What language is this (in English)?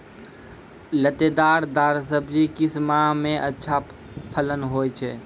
Maithili